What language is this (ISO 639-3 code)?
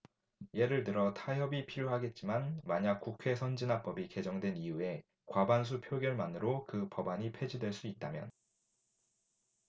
kor